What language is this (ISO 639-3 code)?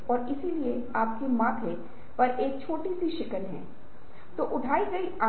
hin